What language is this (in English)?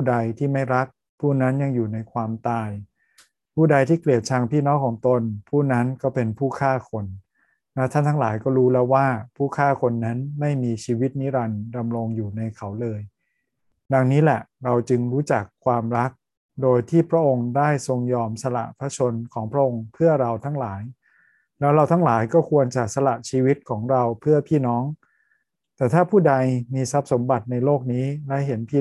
Thai